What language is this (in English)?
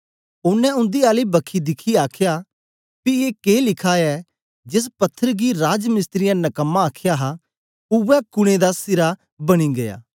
Dogri